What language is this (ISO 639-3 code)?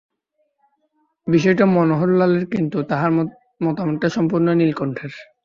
ben